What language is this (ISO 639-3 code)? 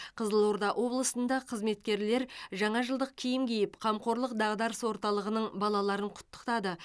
kaz